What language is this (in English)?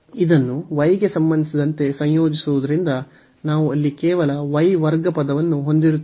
Kannada